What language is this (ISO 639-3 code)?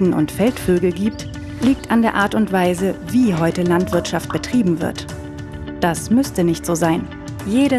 deu